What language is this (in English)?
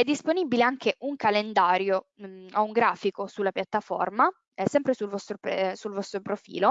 Italian